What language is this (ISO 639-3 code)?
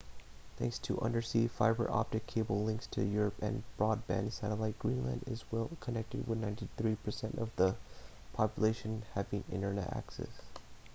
eng